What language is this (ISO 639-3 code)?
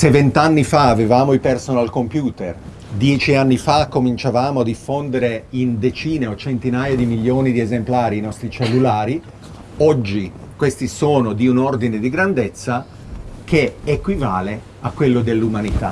ita